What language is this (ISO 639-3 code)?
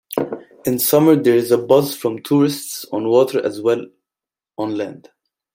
eng